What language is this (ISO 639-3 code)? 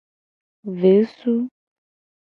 gej